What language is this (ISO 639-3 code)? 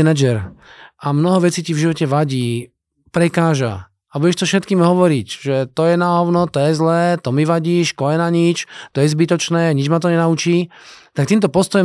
slk